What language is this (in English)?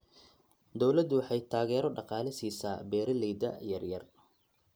Somali